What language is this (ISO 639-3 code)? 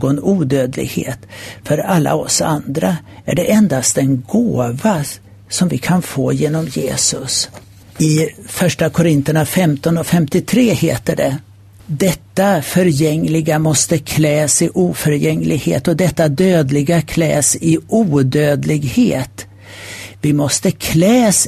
swe